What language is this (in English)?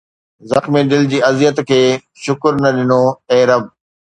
Sindhi